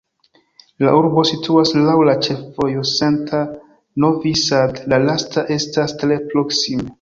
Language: Esperanto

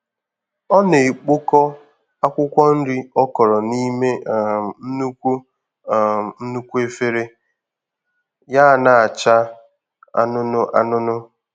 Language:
Igbo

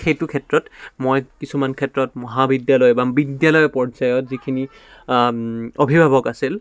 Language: Assamese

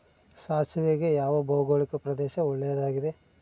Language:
Kannada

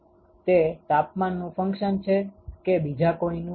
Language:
Gujarati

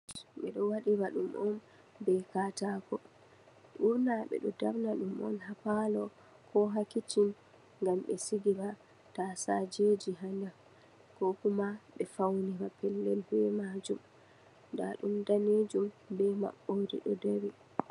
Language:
Fula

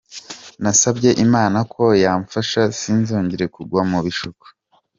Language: Kinyarwanda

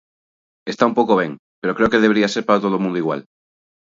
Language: Galician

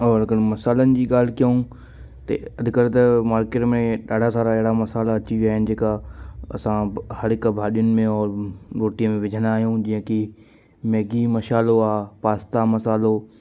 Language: Sindhi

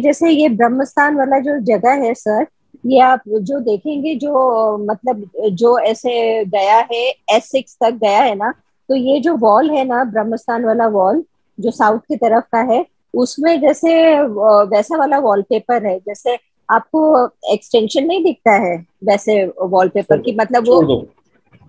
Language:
Hindi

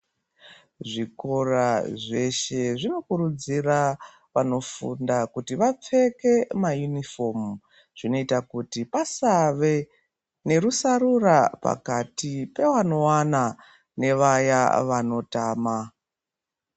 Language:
Ndau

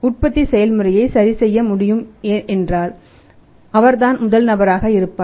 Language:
Tamil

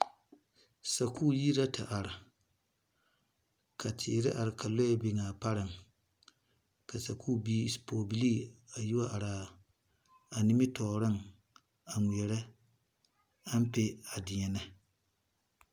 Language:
Southern Dagaare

